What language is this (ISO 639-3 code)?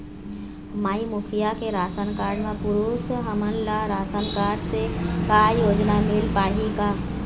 hne